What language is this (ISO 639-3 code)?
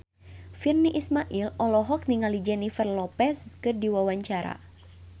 sun